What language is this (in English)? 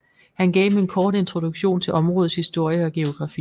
Danish